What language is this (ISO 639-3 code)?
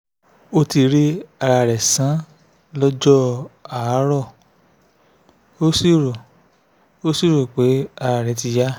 yor